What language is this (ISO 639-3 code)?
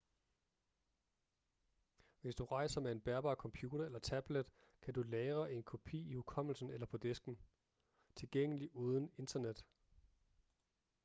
dan